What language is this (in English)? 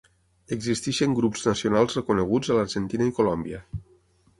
Catalan